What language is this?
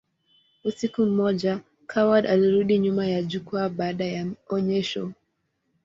Swahili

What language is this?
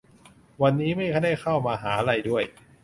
Thai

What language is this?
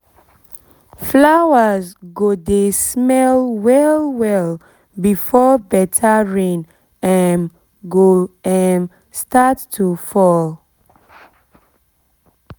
Nigerian Pidgin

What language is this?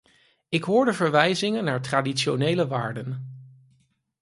Dutch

